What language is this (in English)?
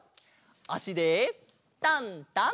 Japanese